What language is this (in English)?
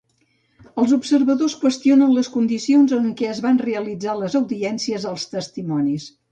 Catalan